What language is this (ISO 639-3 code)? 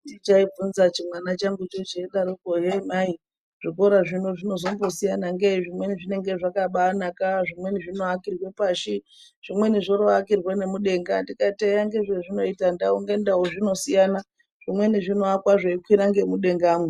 ndc